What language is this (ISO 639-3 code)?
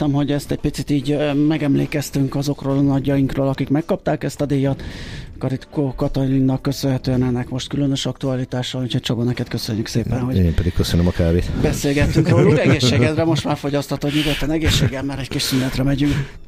hun